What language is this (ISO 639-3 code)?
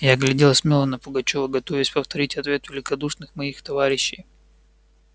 rus